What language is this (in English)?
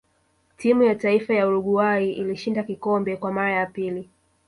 Swahili